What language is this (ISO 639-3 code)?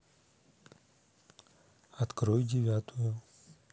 rus